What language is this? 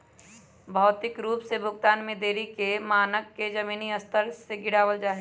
Magahi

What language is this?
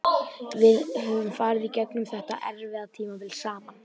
Icelandic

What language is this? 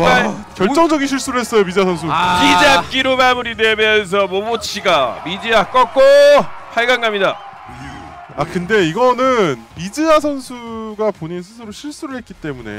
Korean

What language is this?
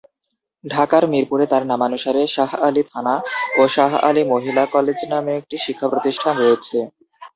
Bangla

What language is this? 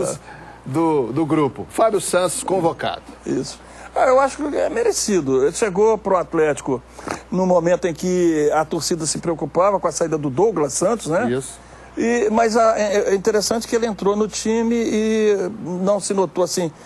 Portuguese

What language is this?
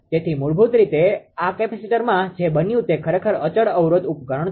Gujarati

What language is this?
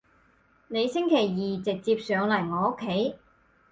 Cantonese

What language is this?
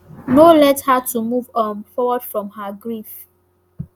Nigerian Pidgin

